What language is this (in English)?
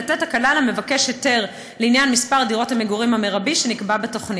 Hebrew